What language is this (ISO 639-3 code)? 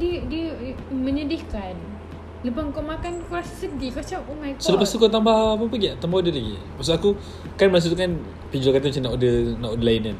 msa